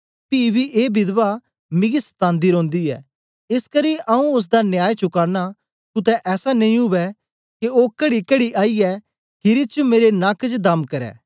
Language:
Dogri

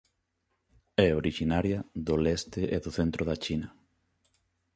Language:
Galician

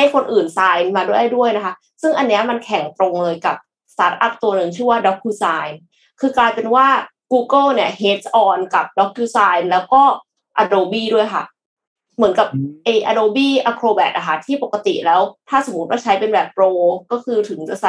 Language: Thai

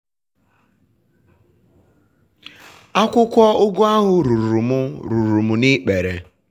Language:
Igbo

